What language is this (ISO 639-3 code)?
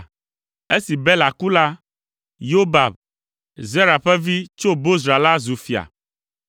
ewe